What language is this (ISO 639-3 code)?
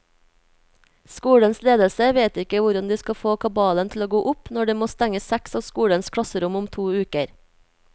nor